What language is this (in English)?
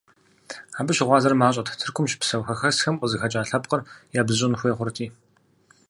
Kabardian